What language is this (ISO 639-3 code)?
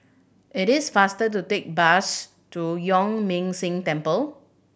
eng